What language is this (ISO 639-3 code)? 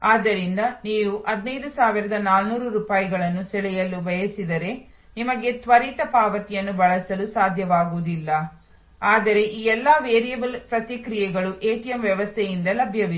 kan